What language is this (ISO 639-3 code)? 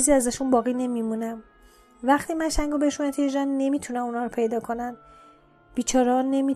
fas